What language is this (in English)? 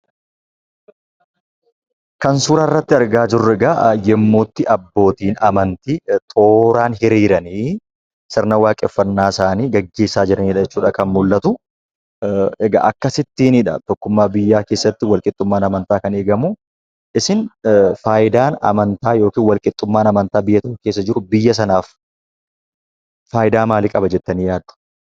Oromo